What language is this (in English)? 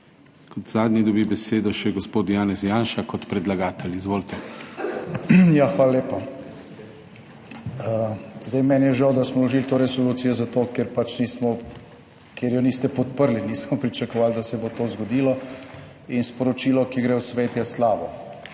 Slovenian